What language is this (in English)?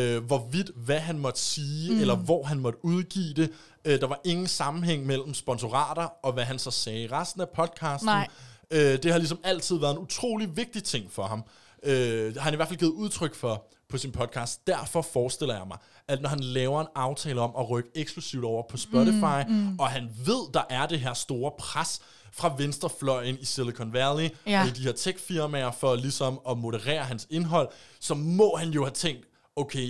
Danish